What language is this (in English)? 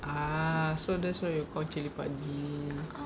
English